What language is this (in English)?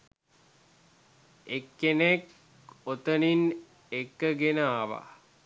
Sinhala